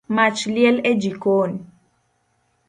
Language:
Luo (Kenya and Tanzania)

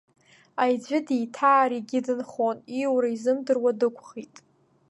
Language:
Abkhazian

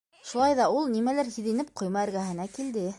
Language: Bashkir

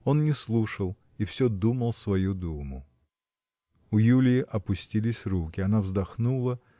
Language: Russian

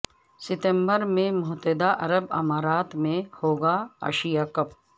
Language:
Urdu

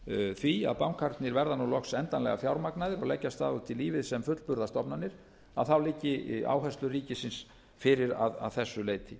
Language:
Icelandic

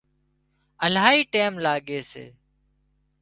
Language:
Wadiyara Koli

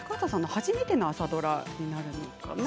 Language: Japanese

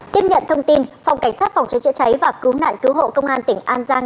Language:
Vietnamese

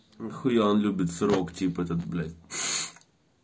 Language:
Russian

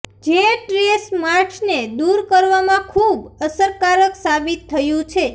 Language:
Gujarati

